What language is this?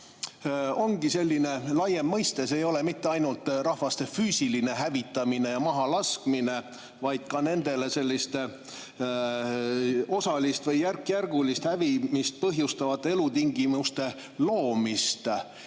Estonian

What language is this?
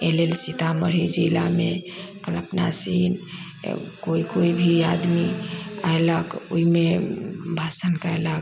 Maithili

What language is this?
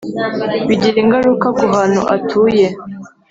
Kinyarwanda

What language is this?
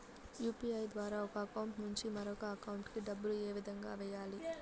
Telugu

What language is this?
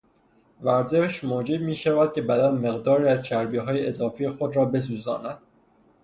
Persian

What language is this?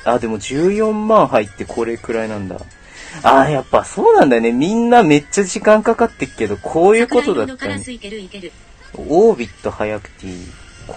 Japanese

